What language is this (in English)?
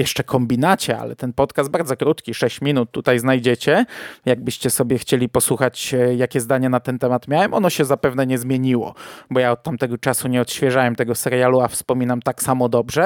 Polish